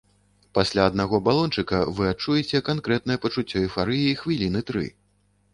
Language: Belarusian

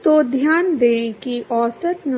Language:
Hindi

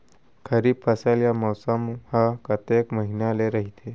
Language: Chhattisgarhi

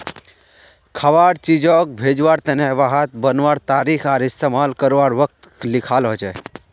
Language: Magahi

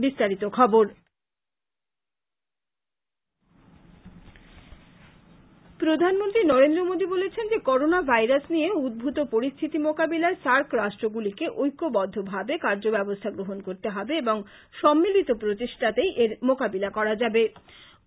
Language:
Bangla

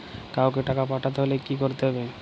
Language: Bangla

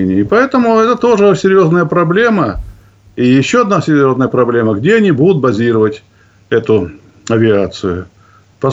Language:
Russian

